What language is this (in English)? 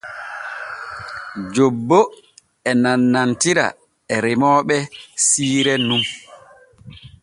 Borgu Fulfulde